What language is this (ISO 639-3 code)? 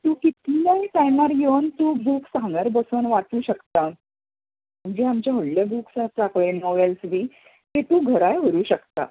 kok